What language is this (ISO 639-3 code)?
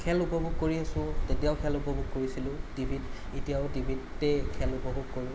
asm